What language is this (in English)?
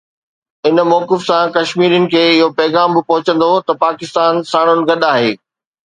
Sindhi